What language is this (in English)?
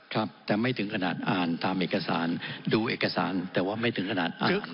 Thai